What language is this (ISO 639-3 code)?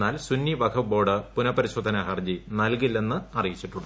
mal